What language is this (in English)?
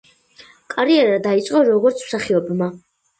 Georgian